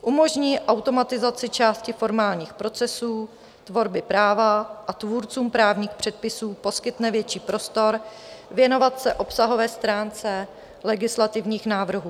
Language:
Czech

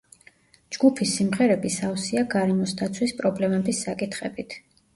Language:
Georgian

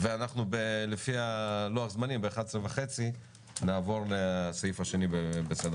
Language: Hebrew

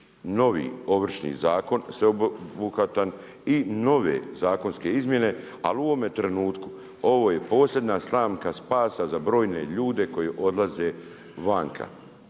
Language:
Croatian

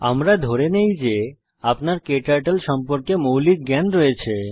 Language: Bangla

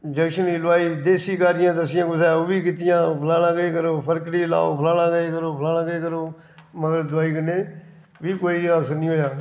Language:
Dogri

